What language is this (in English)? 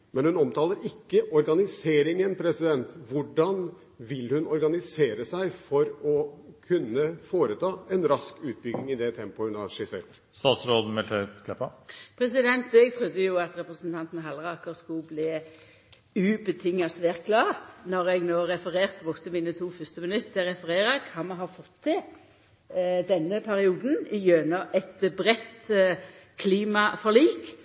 Norwegian